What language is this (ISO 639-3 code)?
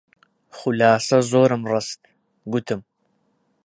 ckb